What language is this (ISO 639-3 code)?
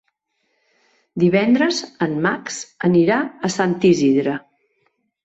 cat